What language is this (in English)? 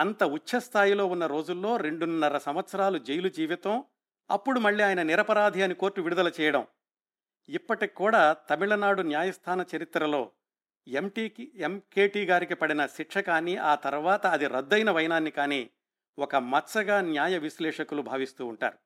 Telugu